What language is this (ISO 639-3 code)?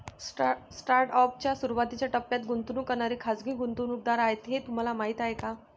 mar